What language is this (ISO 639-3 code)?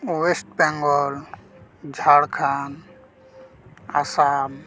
sat